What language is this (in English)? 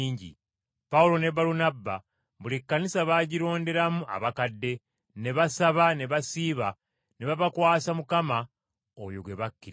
Ganda